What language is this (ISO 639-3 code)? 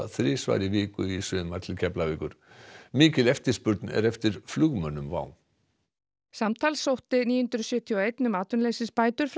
isl